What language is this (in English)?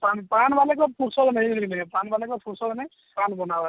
Odia